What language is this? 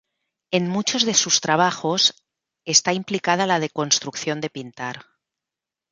Spanish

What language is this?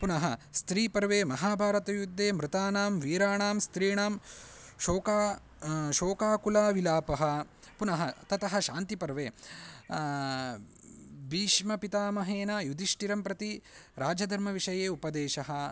Sanskrit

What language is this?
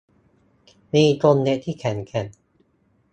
Thai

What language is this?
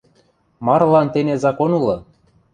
Western Mari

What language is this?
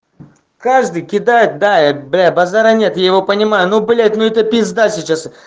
Russian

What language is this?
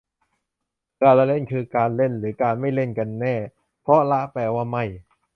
Thai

